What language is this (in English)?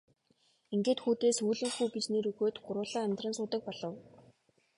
Mongolian